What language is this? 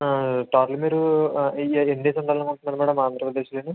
Telugu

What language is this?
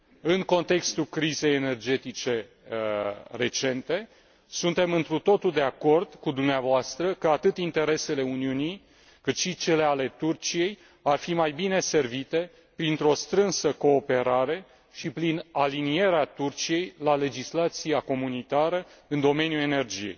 Romanian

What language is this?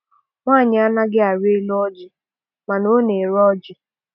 Igbo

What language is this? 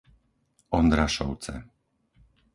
Slovak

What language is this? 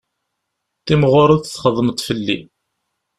Kabyle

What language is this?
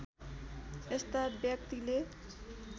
Nepali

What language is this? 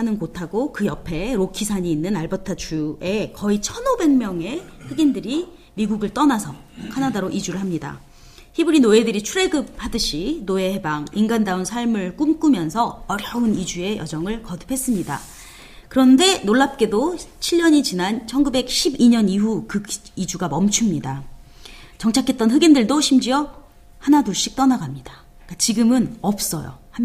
Korean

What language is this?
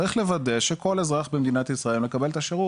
Hebrew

